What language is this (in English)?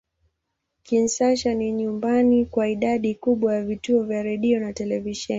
Swahili